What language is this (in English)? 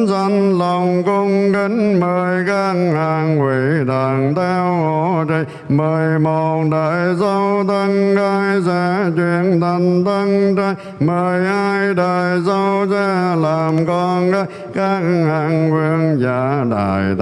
Vietnamese